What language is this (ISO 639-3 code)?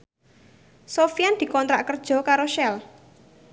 jav